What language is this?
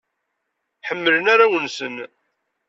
Kabyle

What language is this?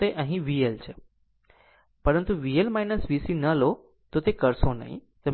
Gujarati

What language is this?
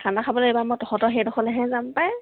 Assamese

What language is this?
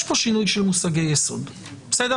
Hebrew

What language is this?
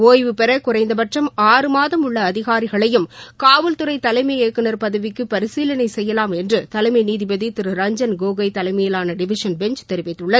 Tamil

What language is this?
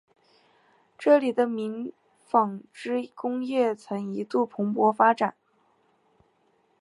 Chinese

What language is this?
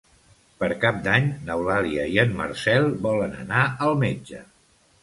Catalan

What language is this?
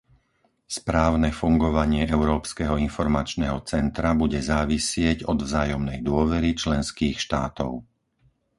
Slovak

